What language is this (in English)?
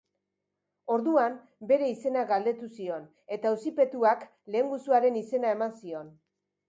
Basque